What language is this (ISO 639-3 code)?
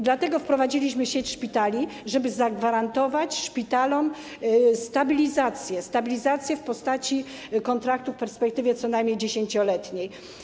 pol